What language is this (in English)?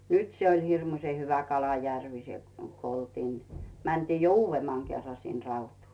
Finnish